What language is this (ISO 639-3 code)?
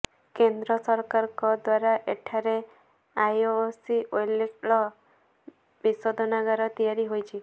ori